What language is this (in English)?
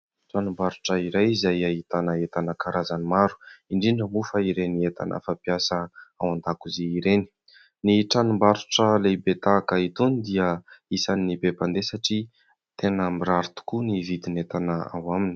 Malagasy